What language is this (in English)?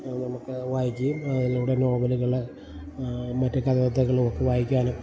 Malayalam